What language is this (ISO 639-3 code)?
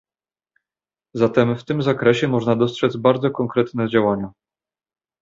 pol